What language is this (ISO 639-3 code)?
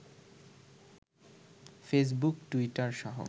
ben